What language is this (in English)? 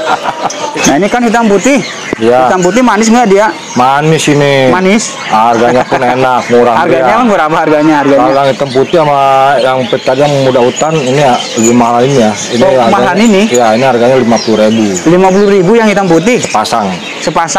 Indonesian